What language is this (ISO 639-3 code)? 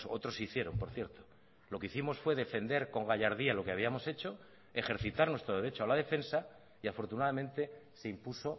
spa